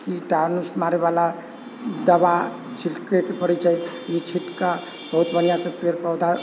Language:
Maithili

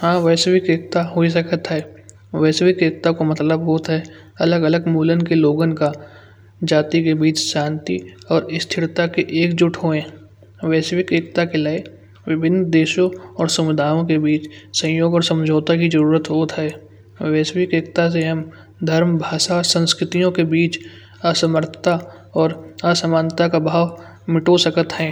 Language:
Kanauji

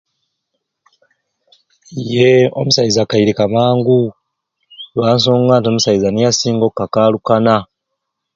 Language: Ruuli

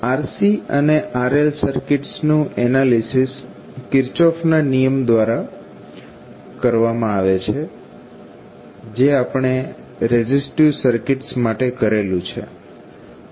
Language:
Gujarati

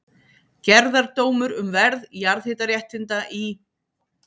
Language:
Icelandic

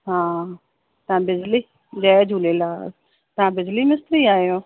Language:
Sindhi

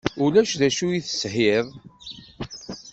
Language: Kabyle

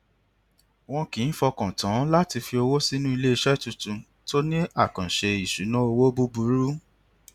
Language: Yoruba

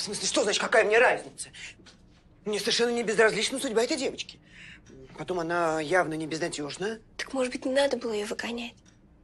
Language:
Russian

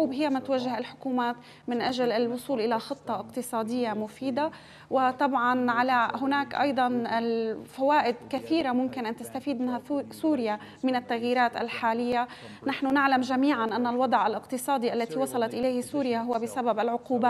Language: Arabic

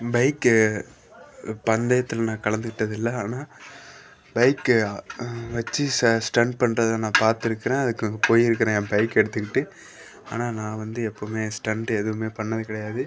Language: Tamil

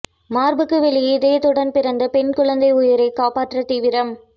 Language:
Tamil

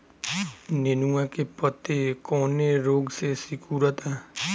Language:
Bhojpuri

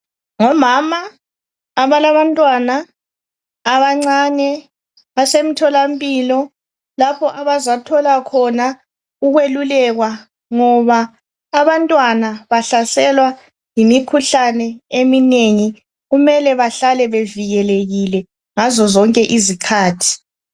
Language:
North Ndebele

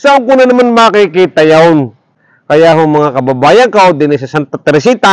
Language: Filipino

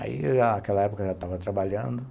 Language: Portuguese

